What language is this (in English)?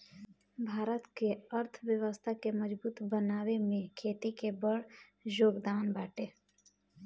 Bhojpuri